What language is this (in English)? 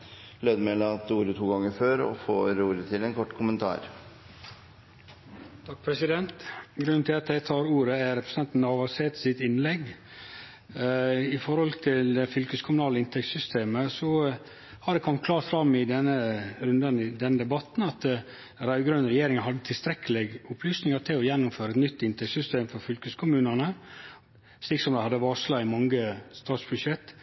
Norwegian